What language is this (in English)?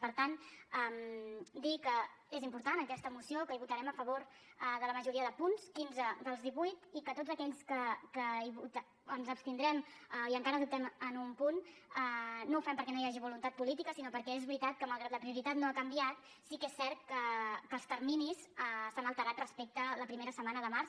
Catalan